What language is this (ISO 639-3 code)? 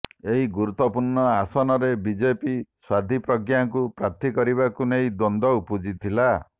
ori